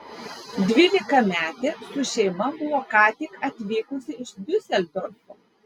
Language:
Lithuanian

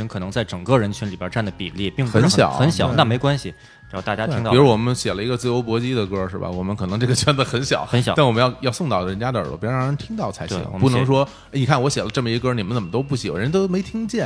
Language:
Chinese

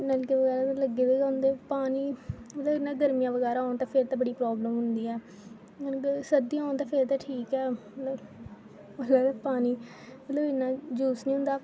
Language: Dogri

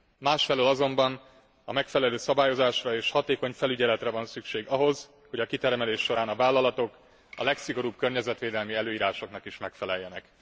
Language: Hungarian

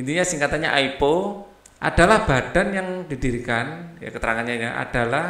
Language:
Indonesian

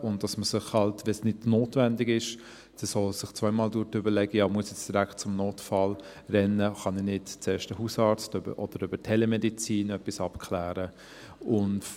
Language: Swiss German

